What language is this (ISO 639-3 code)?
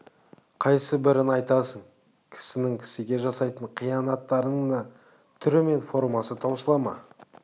kaz